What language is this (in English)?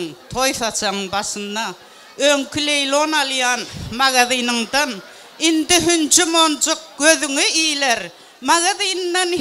Arabic